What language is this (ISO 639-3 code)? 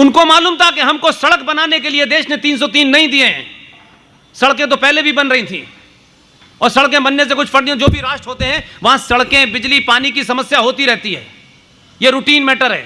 hin